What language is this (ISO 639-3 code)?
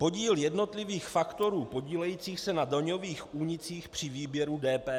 ces